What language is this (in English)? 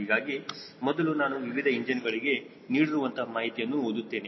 Kannada